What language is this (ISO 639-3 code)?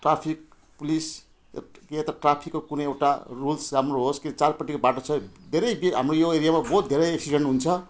nep